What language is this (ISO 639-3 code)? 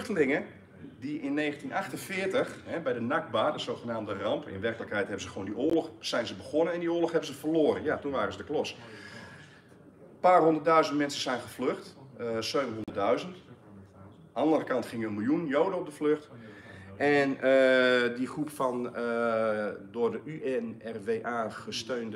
nld